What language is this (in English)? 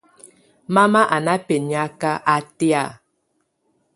Tunen